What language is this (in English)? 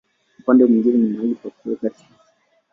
Swahili